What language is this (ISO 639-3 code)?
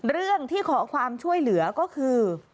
tha